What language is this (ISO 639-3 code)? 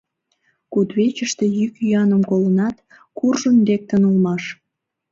chm